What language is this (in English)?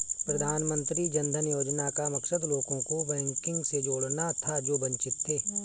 Hindi